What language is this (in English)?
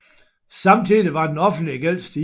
Danish